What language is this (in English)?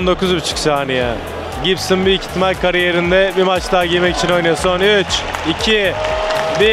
Turkish